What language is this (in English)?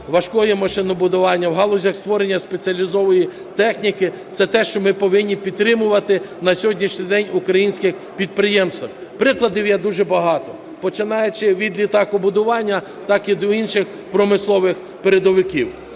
Ukrainian